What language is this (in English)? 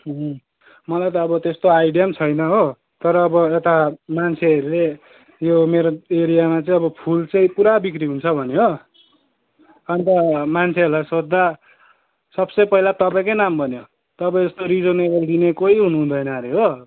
Nepali